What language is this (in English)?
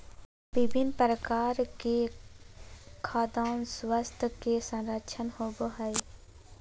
Magahi